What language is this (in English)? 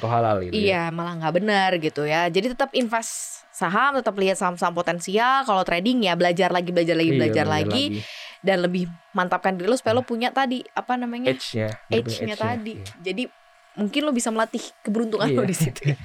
Indonesian